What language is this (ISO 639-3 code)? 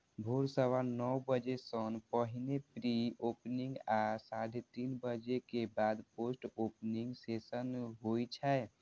mai